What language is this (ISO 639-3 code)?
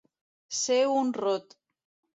cat